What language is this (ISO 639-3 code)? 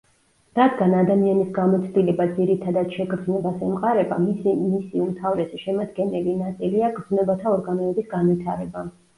kat